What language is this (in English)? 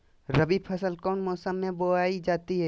Magahi